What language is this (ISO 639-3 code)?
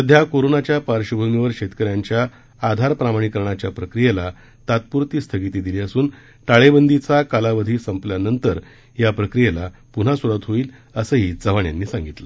mar